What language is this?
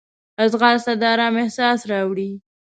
Pashto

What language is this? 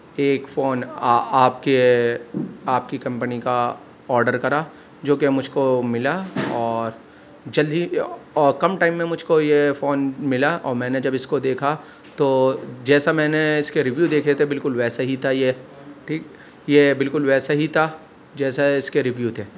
Urdu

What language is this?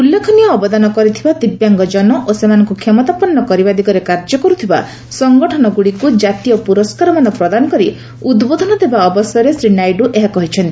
Odia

